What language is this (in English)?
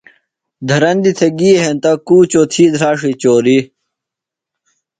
Phalura